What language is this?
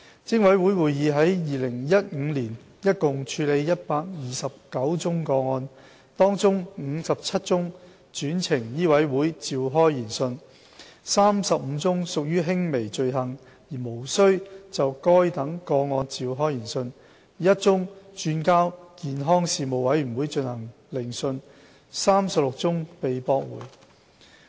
Cantonese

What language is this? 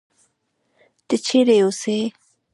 Pashto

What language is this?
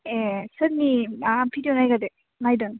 Bodo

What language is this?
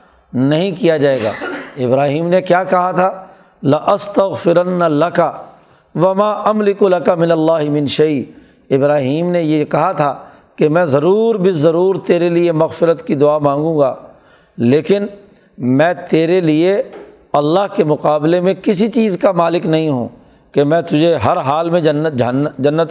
Urdu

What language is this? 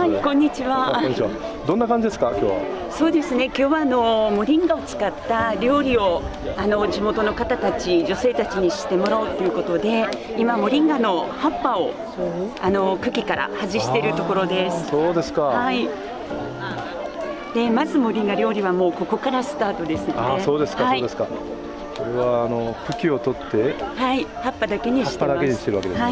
Japanese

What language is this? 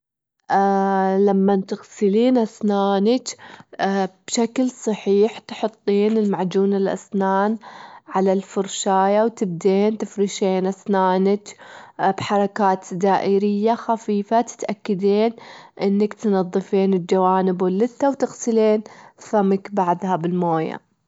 Gulf Arabic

